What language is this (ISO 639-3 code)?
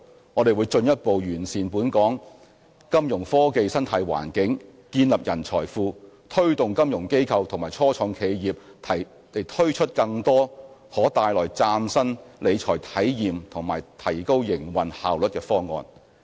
yue